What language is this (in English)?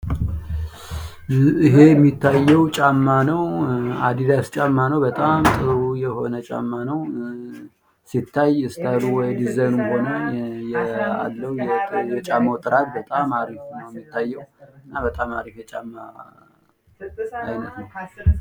Amharic